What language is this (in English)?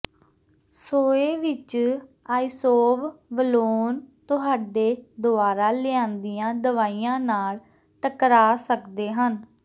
Punjabi